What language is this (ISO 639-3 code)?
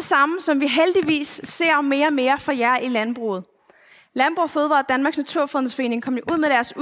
dan